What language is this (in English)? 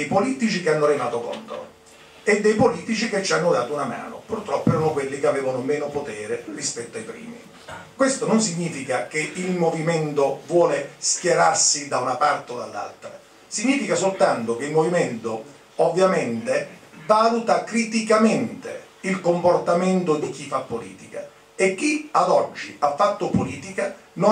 Italian